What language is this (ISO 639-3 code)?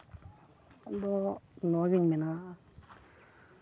sat